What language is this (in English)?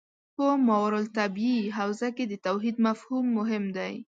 Pashto